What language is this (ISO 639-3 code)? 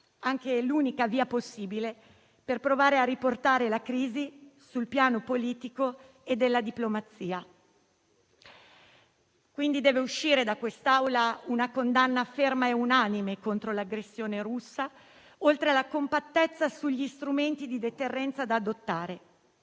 ita